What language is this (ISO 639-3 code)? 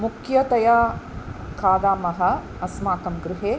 san